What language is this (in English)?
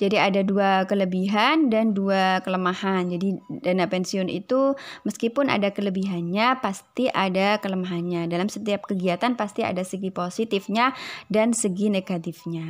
Indonesian